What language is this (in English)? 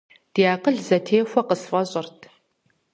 Kabardian